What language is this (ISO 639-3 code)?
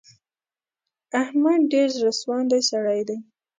pus